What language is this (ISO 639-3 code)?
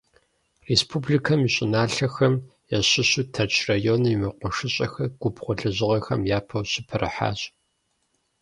kbd